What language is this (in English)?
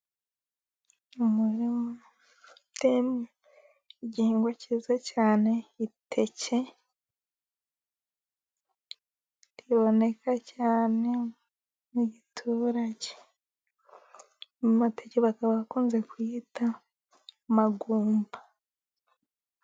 Kinyarwanda